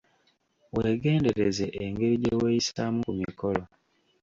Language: Ganda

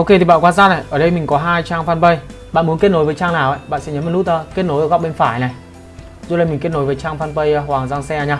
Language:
Vietnamese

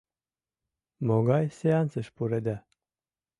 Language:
Mari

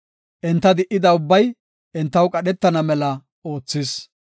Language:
Gofa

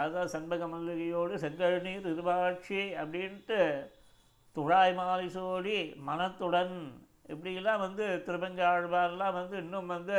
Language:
Tamil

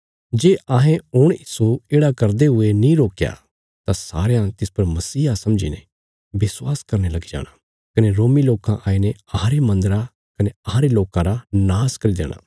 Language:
Bilaspuri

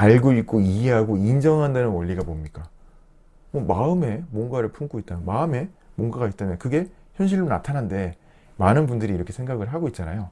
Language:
Korean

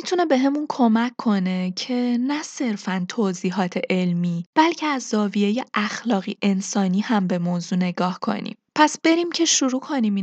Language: Persian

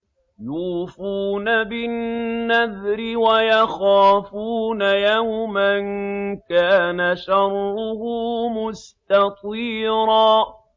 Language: Arabic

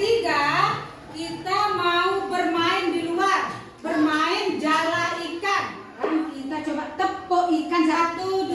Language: Indonesian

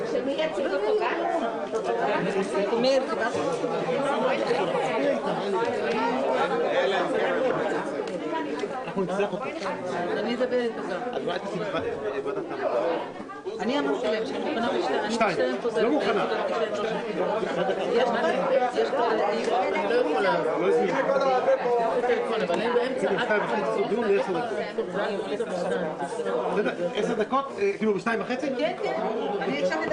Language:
Hebrew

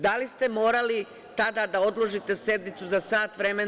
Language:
Serbian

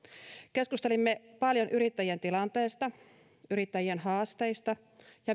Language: Finnish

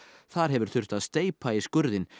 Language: Icelandic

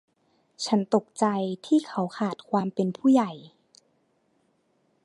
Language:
Thai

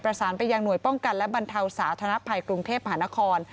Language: Thai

